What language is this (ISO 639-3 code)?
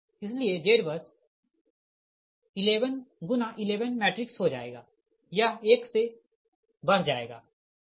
hin